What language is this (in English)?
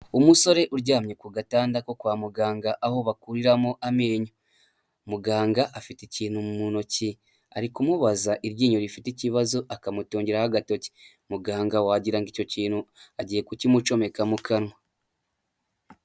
Kinyarwanda